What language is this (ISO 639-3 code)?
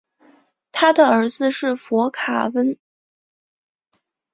zho